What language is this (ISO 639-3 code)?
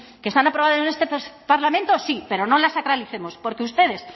spa